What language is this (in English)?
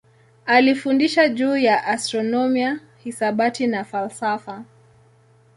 Swahili